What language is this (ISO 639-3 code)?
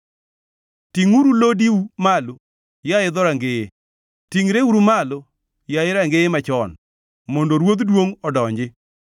luo